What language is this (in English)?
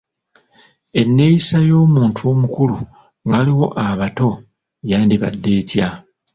Ganda